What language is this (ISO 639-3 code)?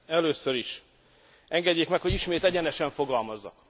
hun